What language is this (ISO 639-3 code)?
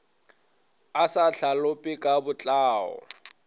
nso